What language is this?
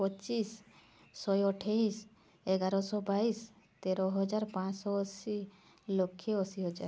Odia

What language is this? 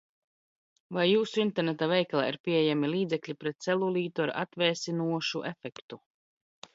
Latvian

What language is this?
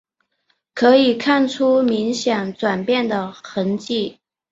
Chinese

